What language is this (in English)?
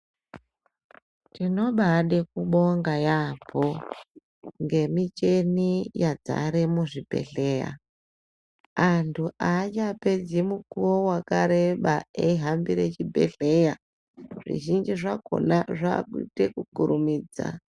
Ndau